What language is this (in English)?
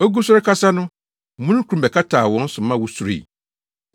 Akan